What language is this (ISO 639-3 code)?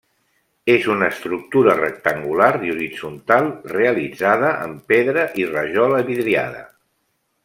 cat